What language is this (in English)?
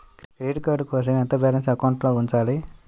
Telugu